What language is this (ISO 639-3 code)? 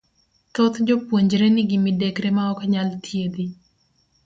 luo